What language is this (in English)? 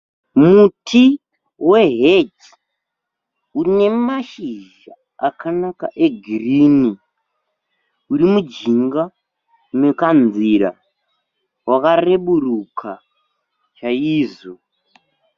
Shona